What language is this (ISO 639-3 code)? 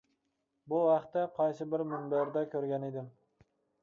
uig